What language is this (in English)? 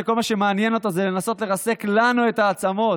Hebrew